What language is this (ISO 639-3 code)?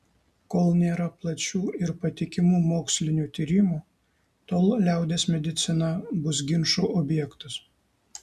lit